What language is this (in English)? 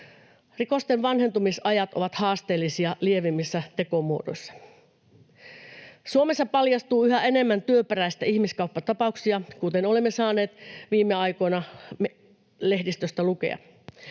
Finnish